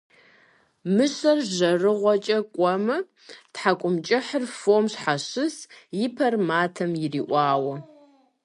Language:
Kabardian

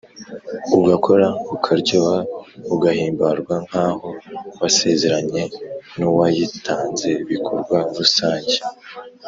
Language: Kinyarwanda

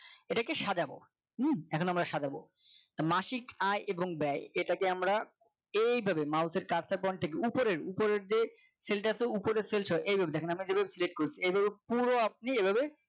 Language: Bangla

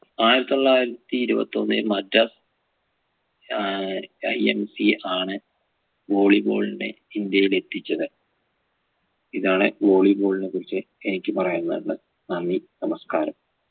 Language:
Malayalam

